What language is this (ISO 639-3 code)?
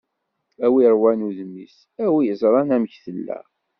kab